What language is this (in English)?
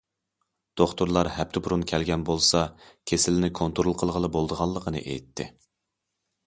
Uyghur